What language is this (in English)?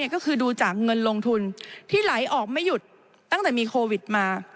Thai